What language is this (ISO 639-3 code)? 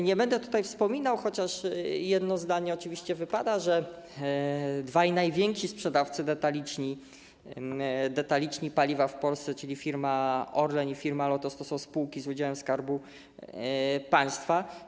pol